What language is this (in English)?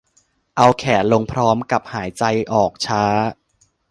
Thai